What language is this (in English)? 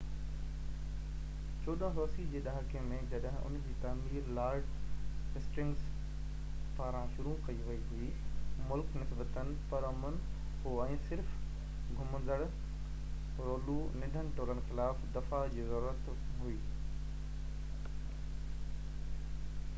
Sindhi